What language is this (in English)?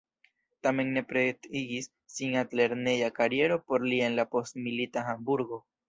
Esperanto